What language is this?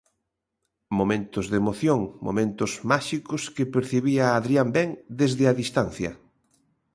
Galician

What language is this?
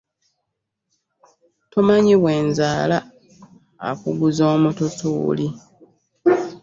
Ganda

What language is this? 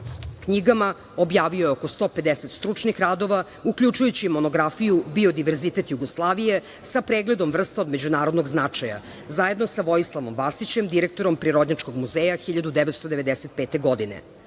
Serbian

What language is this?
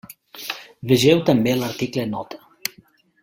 Catalan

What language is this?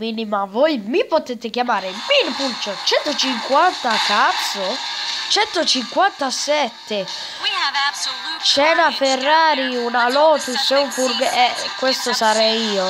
Italian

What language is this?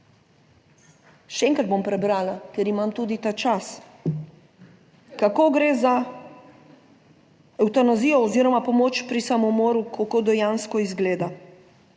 Slovenian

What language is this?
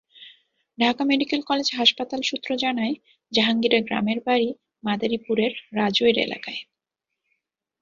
Bangla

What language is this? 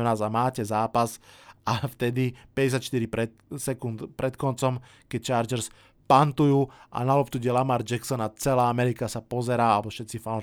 Slovak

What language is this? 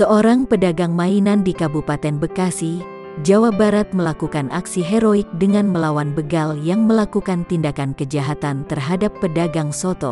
Indonesian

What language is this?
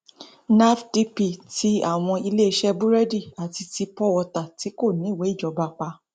Yoruba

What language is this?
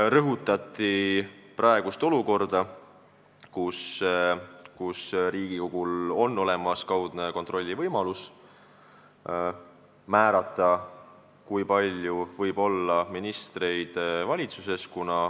Estonian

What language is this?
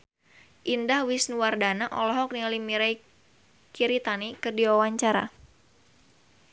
Sundanese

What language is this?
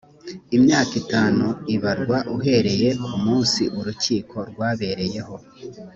Kinyarwanda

